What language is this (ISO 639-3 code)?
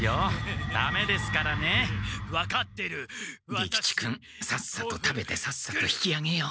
jpn